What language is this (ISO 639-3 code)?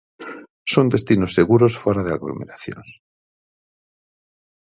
glg